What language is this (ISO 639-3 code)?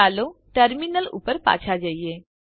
guj